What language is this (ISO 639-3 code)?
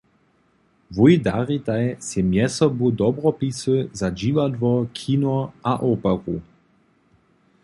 hsb